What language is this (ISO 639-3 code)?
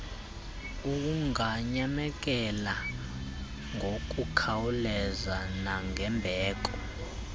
xho